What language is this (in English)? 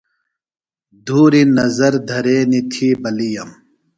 Phalura